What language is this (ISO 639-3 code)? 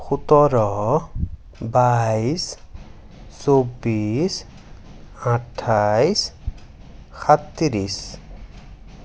asm